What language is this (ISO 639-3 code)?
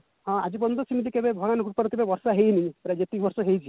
ori